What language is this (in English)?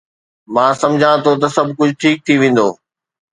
Sindhi